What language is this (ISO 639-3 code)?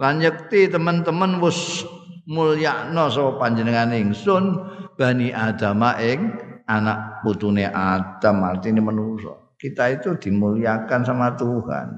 ind